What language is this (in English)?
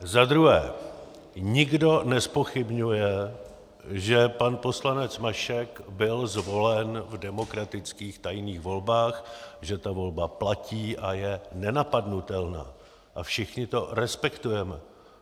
Czech